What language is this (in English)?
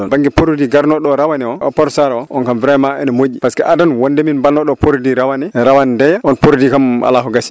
Fula